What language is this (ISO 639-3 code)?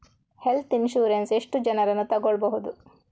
kan